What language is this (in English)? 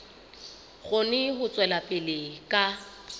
Southern Sotho